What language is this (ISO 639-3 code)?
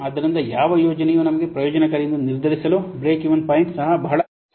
kan